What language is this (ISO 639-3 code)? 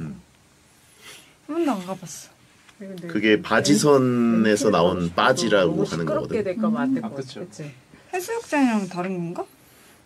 kor